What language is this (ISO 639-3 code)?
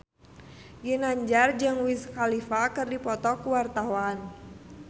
sun